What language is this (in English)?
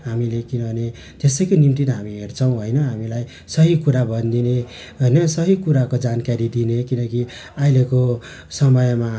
Nepali